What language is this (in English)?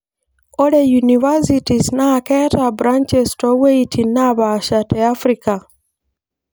Masai